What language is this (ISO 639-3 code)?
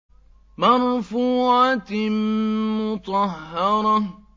ara